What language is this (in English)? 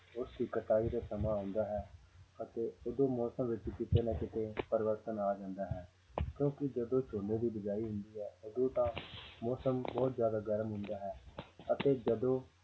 Punjabi